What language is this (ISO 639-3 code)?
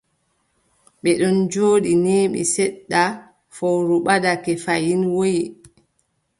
fub